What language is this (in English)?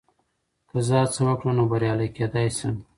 Pashto